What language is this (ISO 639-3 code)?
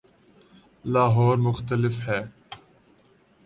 urd